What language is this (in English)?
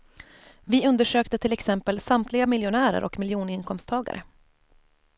Swedish